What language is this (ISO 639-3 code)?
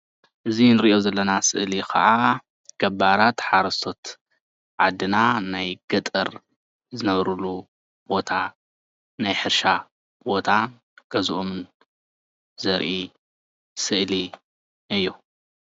tir